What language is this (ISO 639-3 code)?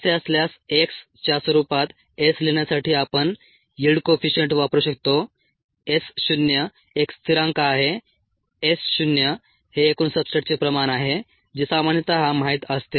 mar